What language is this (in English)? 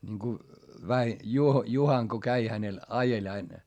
Finnish